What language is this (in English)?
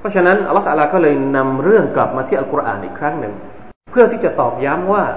Thai